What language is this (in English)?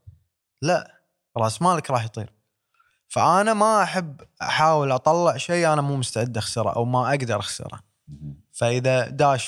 Arabic